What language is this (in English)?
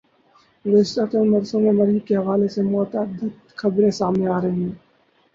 Urdu